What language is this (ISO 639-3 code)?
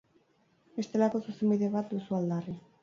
eus